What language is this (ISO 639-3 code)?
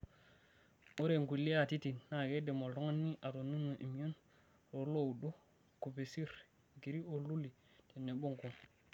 mas